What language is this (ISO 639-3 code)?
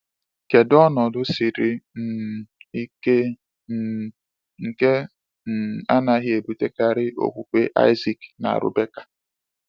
ibo